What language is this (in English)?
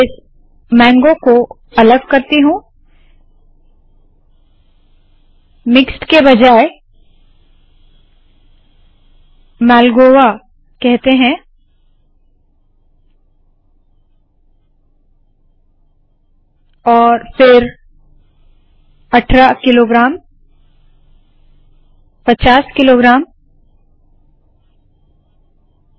Hindi